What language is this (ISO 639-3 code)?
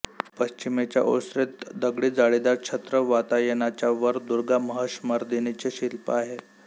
mar